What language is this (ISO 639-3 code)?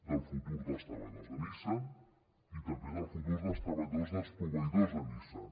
cat